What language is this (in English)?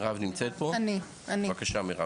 Hebrew